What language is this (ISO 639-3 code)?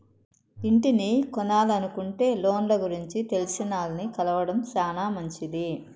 tel